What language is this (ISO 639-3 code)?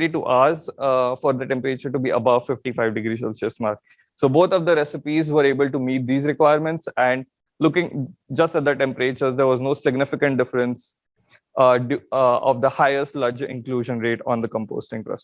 eng